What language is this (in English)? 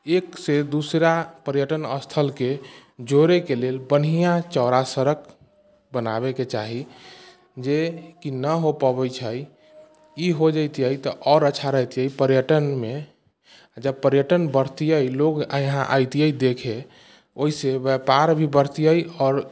Maithili